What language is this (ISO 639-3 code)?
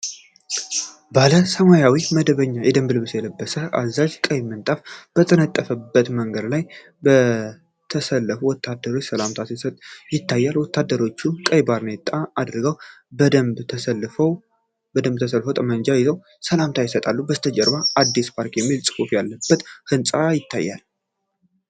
amh